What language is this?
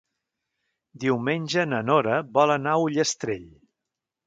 Catalan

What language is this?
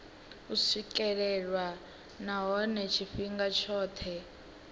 Venda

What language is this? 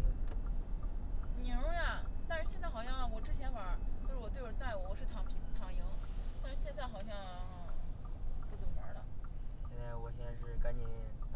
Chinese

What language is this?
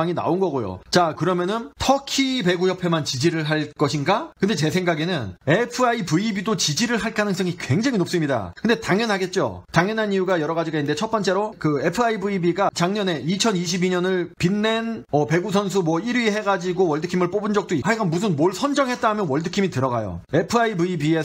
Korean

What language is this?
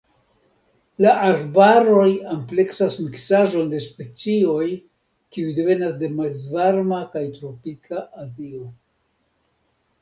Esperanto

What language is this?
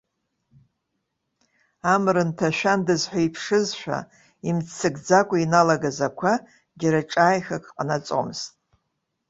Abkhazian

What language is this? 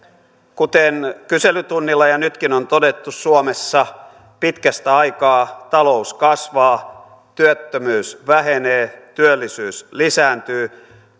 Finnish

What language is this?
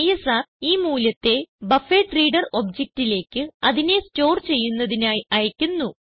Malayalam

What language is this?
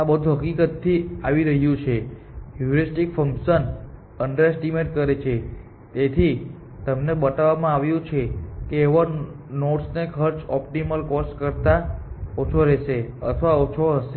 Gujarati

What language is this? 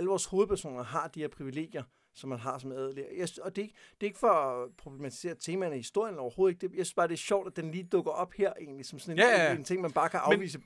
Danish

